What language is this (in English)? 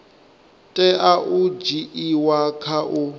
Venda